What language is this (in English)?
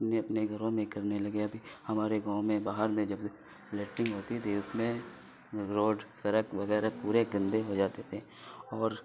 Urdu